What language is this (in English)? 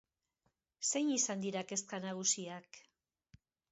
Basque